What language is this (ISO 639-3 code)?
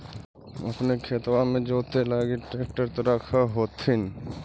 mag